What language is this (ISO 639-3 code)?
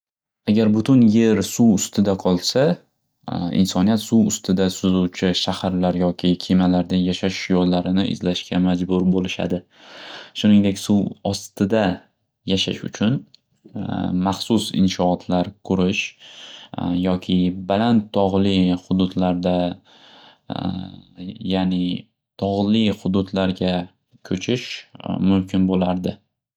uzb